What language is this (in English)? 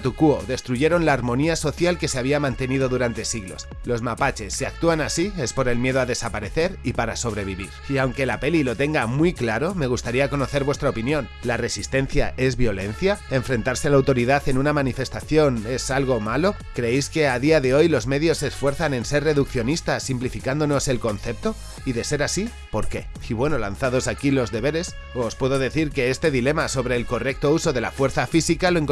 Spanish